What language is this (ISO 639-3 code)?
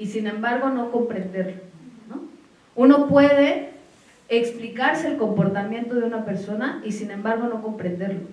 spa